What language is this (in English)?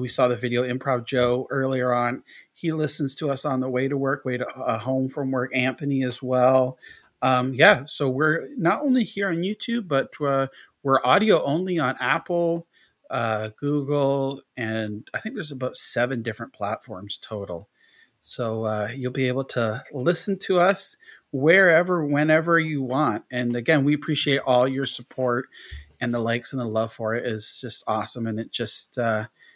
English